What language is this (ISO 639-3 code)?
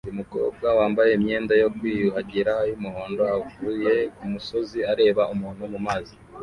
kin